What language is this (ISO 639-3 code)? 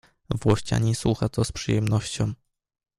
pol